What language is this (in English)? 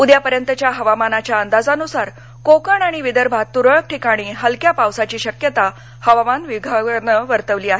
Marathi